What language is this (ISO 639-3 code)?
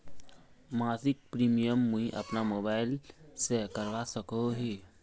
mag